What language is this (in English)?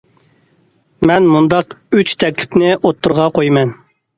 Uyghur